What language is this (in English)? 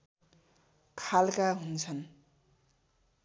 Nepali